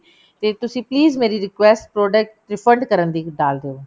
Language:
Punjabi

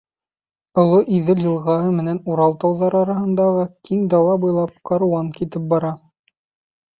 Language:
Bashkir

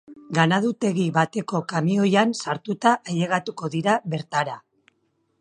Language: Basque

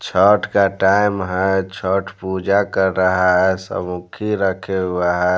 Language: Hindi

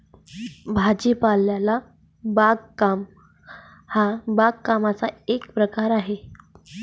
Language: Marathi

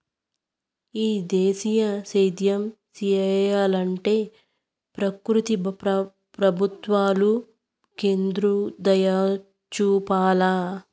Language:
Telugu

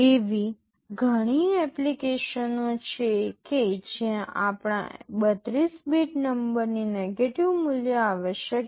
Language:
Gujarati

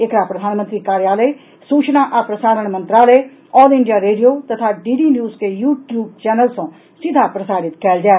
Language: Maithili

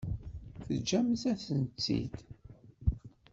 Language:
Kabyle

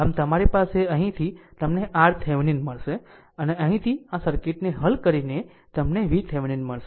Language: Gujarati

